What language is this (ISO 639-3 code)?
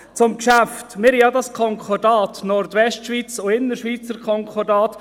gsw